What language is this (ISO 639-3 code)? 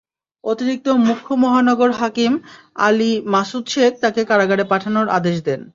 ben